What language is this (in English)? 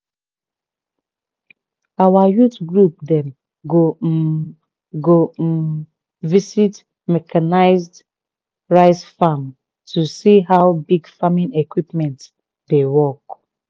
Nigerian Pidgin